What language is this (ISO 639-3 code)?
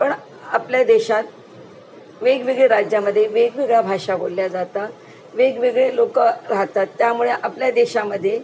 mar